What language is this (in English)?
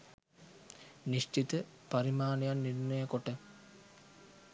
Sinhala